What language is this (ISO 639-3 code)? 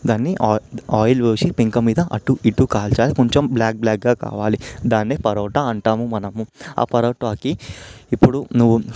tel